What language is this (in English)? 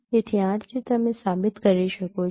Gujarati